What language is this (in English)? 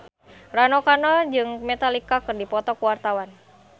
Sundanese